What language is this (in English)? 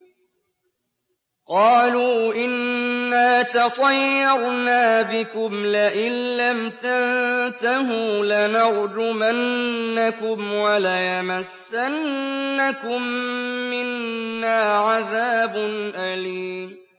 Arabic